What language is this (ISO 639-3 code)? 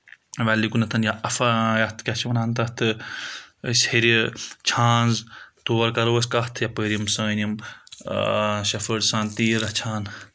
kas